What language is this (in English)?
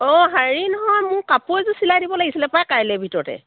Assamese